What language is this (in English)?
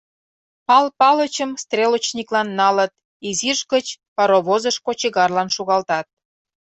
Mari